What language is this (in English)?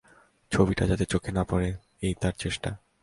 Bangla